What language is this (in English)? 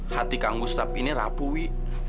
Indonesian